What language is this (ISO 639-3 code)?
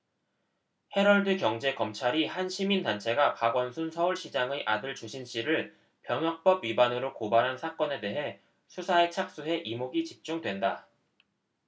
kor